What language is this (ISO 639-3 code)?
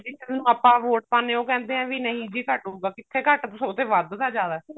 pan